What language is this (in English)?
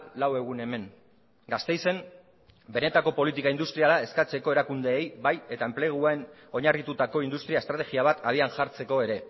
Basque